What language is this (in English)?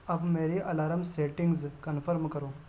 Urdu